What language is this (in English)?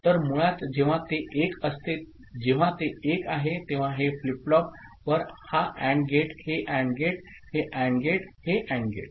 Marathi